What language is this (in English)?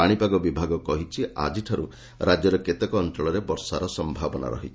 Odia